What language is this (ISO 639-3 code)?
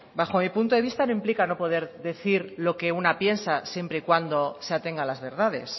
spa